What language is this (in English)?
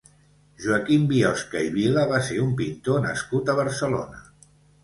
Catalan